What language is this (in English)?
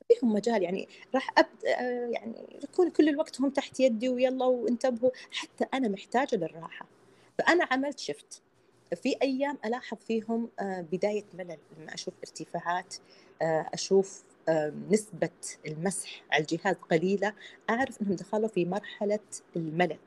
Arabic